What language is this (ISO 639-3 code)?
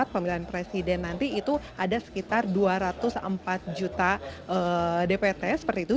ind